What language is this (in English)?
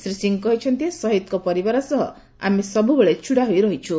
Odia